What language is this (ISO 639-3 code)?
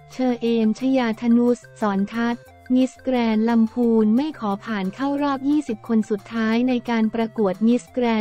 tha